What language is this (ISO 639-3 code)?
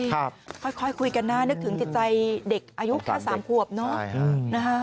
tha